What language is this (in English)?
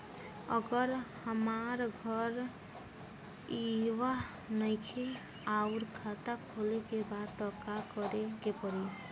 Bhojpuri